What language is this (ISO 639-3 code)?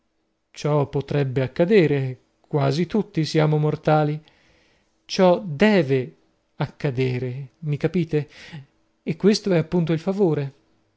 ita